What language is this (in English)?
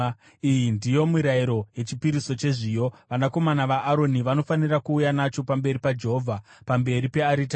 Shona